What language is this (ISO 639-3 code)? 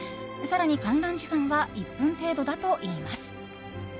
jpn